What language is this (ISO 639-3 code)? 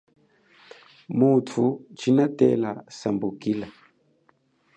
cjk